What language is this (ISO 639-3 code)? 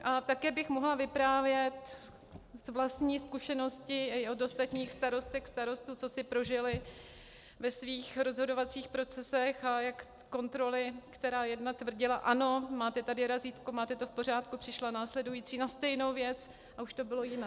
ces